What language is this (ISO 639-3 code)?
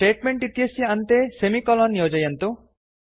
san